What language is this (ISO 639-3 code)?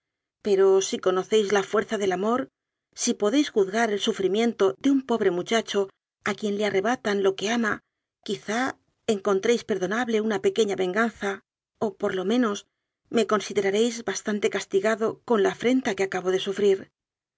spa